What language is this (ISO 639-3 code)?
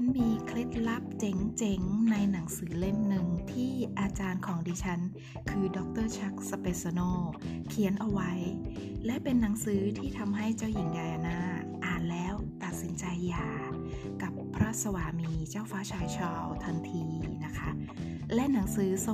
tha